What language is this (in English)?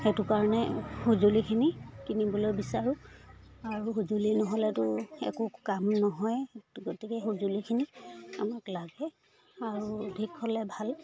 Assamese